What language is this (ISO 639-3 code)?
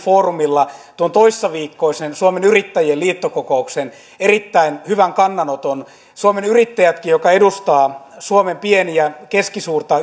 fin